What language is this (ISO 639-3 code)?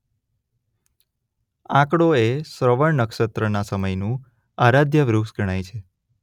guj